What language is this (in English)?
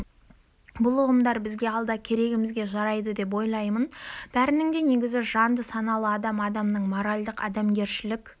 Kazakh